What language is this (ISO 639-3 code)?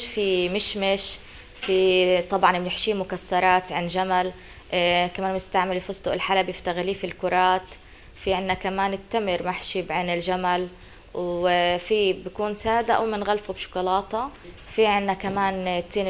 ara